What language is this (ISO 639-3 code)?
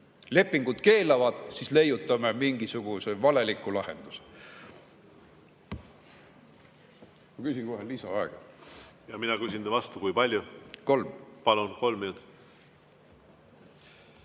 est